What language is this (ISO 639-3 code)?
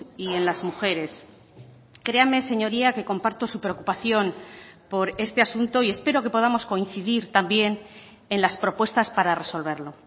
spa